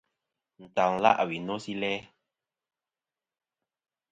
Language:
Kom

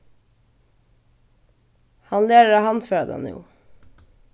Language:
Faroese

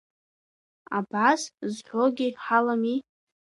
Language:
Abkhazian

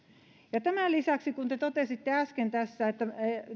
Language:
Finnish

